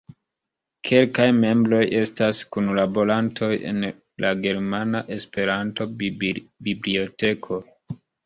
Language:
Esperanto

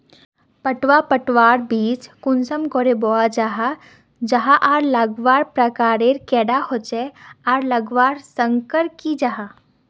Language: Magahi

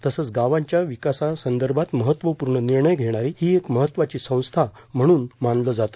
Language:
Marathi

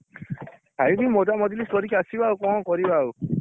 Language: Odia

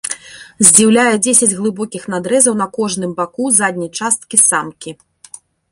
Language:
Belarusian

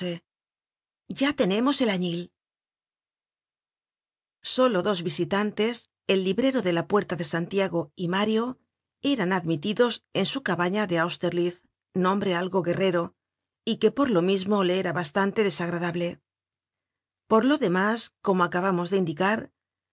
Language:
Spanish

